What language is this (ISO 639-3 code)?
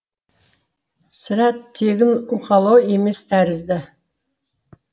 kaz